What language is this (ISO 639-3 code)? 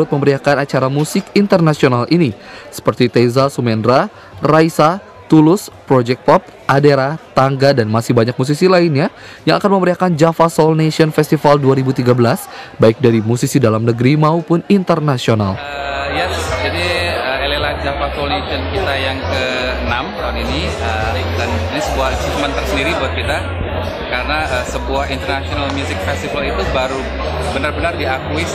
ind